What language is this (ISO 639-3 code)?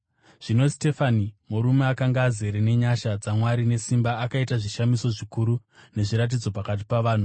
sna